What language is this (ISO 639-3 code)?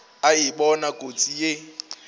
nso